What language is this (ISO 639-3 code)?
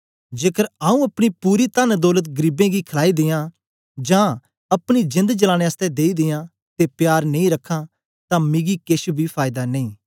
doi